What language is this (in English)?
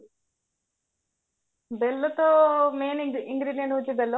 Odia